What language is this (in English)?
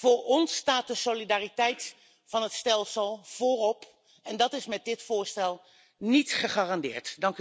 Dutch